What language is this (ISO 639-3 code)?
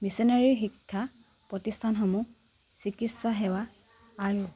asm